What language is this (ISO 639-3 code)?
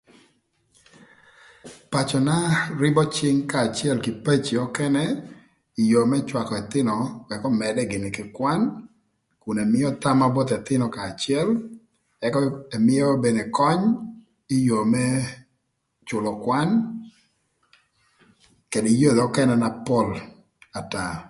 lth